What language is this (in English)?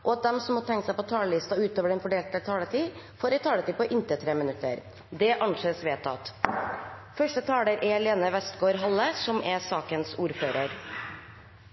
Norwegian